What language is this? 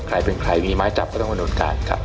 Thai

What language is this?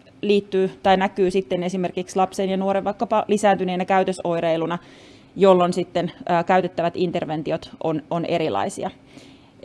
Finnish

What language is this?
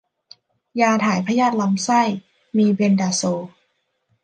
Thai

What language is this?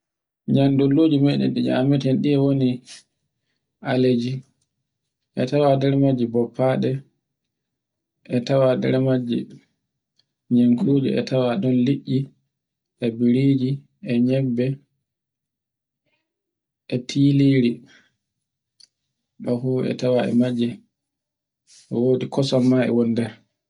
Borgu Fulfulde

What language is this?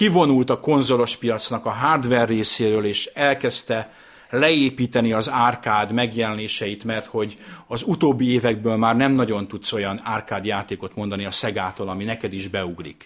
Hungarian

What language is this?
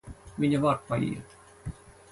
Latvian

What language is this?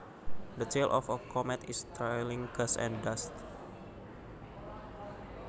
Javanese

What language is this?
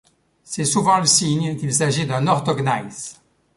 French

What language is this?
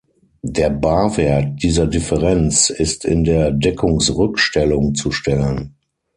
German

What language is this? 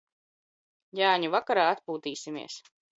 Latvian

